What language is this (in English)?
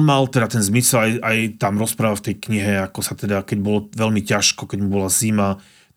Slovak